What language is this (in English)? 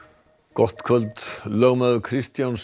Icelandic